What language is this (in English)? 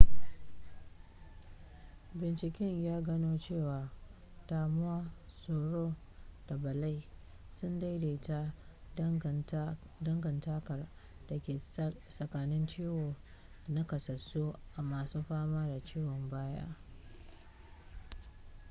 Hausa